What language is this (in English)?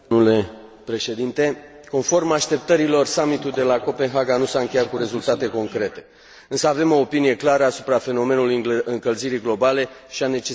Romanian